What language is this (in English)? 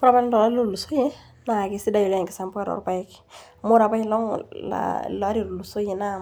Masai